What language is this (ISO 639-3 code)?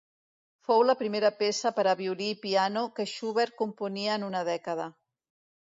cat